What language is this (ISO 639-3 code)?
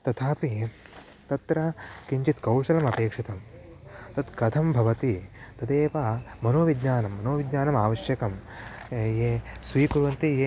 san